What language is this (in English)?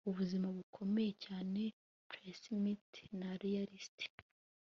Kinyarwanda